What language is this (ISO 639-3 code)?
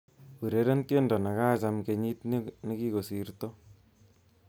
kln